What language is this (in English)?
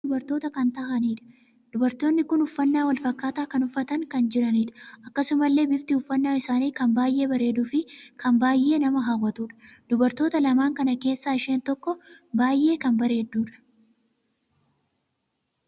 Oromo